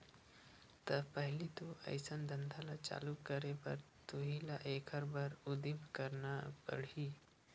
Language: Chhattisgarhi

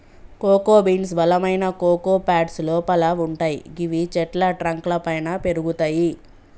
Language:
Telugu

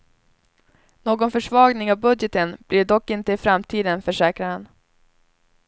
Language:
Swedish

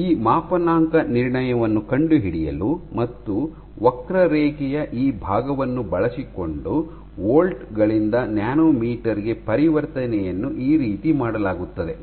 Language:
Kannada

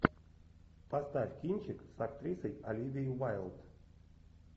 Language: Russian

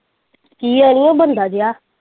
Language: Punjabi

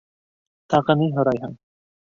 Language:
Bashkir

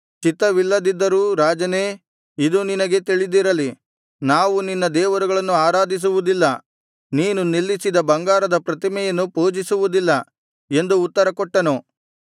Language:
Kannada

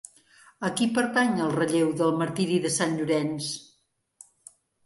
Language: Catalan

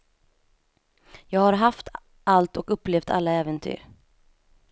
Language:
Swedish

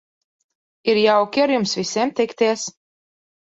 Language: Latvian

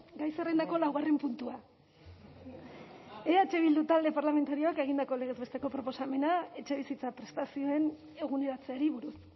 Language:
Basque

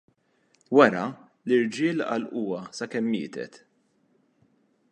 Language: Maltese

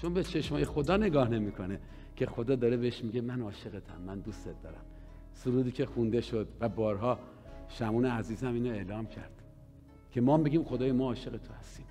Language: Persian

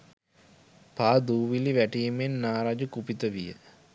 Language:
Sinhala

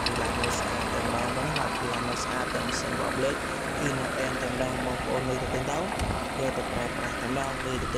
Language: Vietnamese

